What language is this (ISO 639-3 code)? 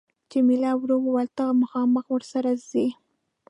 pus